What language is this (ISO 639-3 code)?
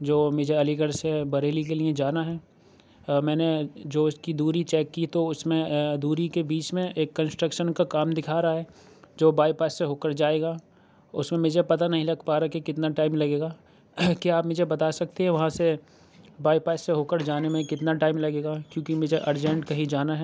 urd